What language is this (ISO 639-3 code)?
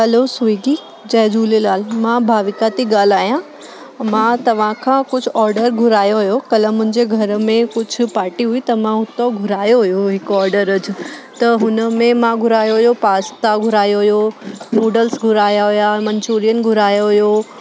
snd